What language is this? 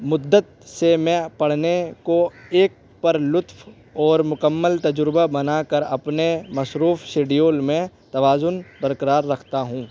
Urdu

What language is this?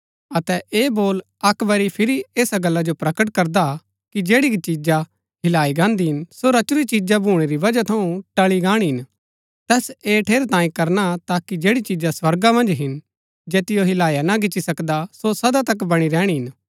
Gaddi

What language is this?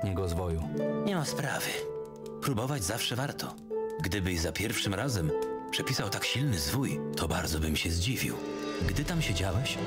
Polish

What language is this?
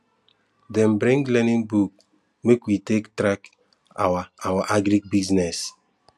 Nigerian Pidgin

